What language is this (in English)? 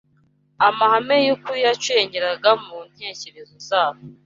Kinyarwanda